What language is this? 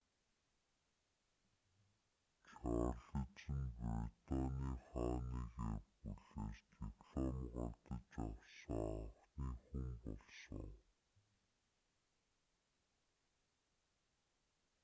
Mongolian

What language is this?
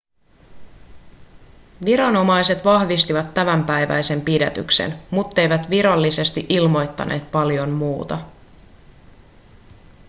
Finnish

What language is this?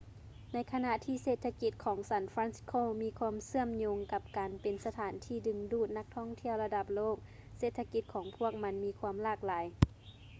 Lao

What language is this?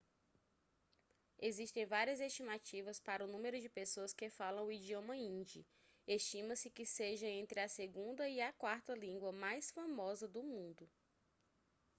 Portuguese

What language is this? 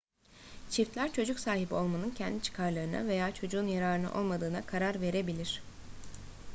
Turkish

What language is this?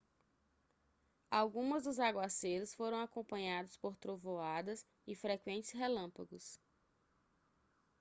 Portuguese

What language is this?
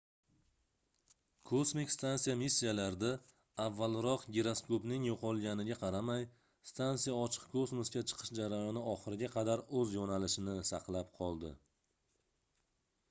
Uzbek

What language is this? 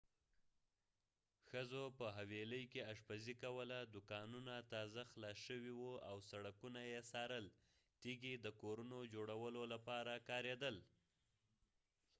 Pashto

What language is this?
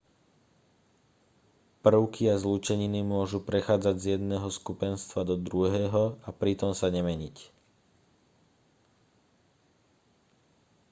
Slovak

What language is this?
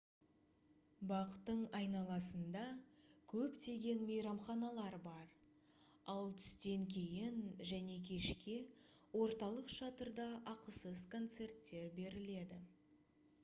Kazakh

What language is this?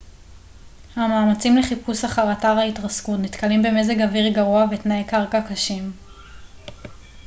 Hebrew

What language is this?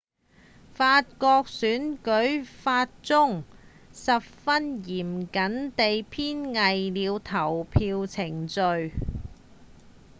Cantonese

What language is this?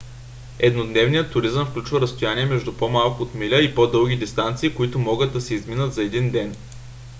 Bulgarian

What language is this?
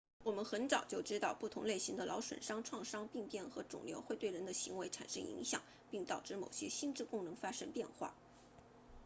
Chinese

